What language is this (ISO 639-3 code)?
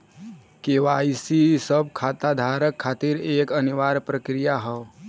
bho